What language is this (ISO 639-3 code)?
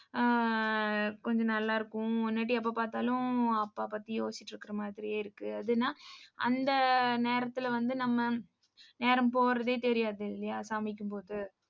tam